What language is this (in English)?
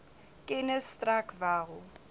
Afrikaans